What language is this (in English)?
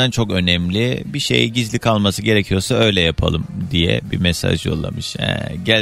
Turkish